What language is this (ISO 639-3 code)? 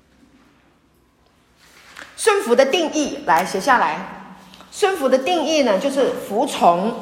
zho